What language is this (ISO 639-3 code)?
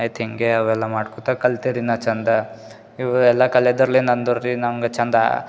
kan